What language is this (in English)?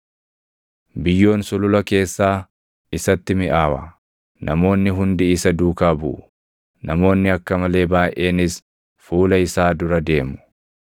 Oromo